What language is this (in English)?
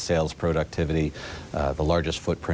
Thai